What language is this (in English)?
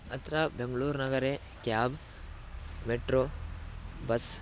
Sanskrit